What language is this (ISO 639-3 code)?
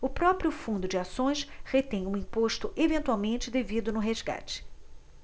por